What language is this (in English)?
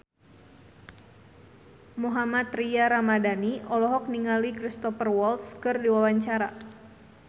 Sundanese